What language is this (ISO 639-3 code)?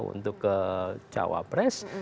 ind